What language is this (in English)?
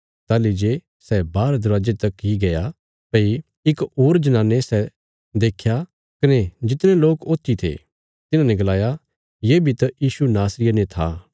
Bilaspuri